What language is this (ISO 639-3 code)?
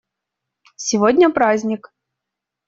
rus